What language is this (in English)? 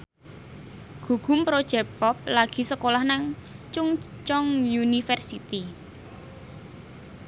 Javanese